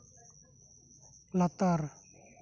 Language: Santali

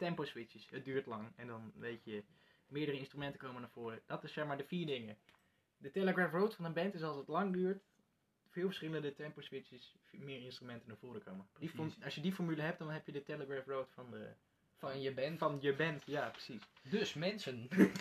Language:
Dutch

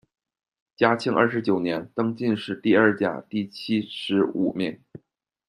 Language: Chinese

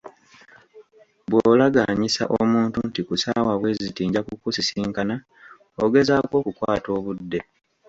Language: Ganda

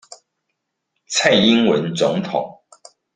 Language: Chinese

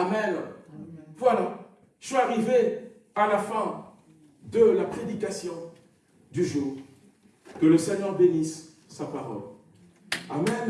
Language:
French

